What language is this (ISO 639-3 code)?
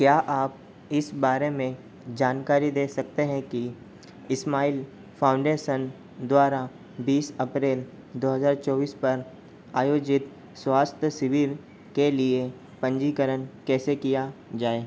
hin